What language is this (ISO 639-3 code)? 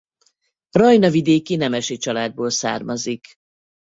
hun